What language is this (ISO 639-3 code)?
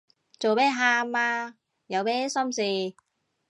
yue